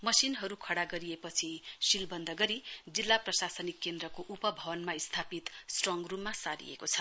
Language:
Nepali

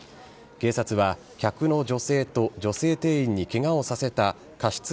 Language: Japanese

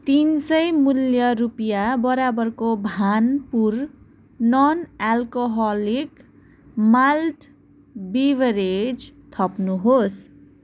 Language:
Nepali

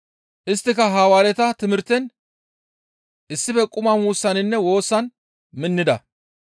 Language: Gamo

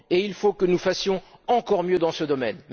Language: French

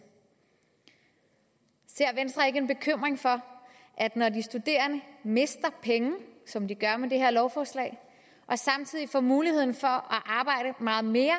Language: Danish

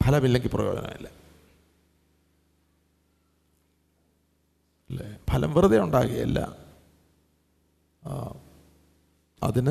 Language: Malayalam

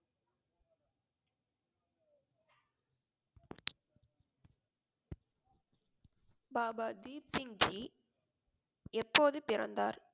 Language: Tamil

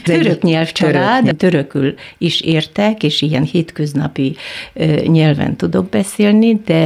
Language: Hungarian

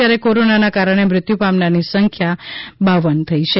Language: Gujarati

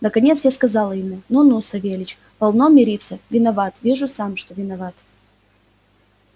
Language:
Russian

